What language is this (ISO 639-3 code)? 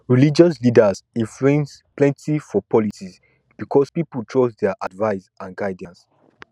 pcm